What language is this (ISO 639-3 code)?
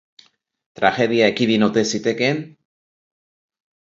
eus